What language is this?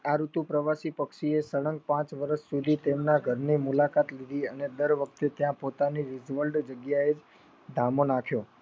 Gujarati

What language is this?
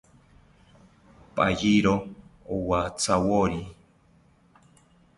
South Ucayali Ashéninka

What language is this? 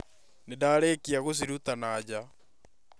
Kikuyu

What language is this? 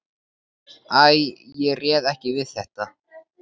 Icelandic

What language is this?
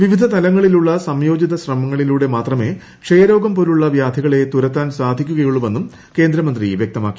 Malayalam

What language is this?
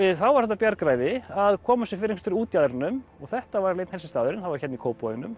Icelandic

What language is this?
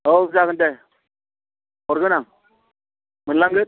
Bodo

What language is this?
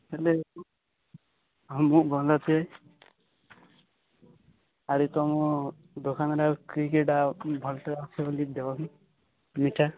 Odia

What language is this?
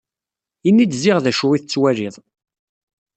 Kabyle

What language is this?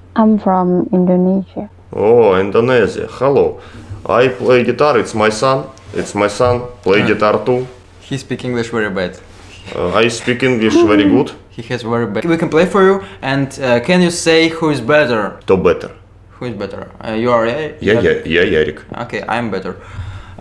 Russian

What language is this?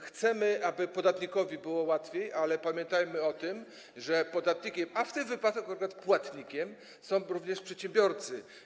Polish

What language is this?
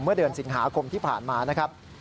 Thai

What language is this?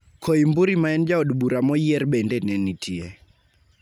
Luo (Kenya and Tanzania)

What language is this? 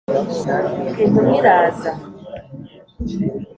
Kinyarwanda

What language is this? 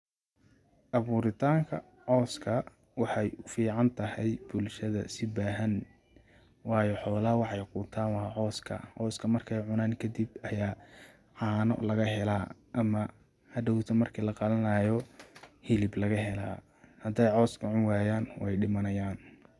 Somali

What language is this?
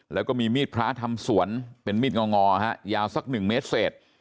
Thai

